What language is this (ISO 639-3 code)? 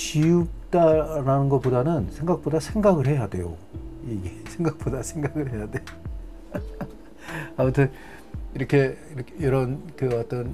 kor